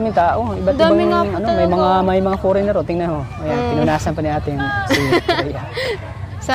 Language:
Filipino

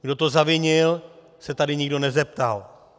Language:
Czech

